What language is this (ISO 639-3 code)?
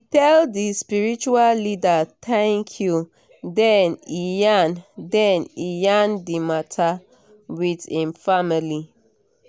pcm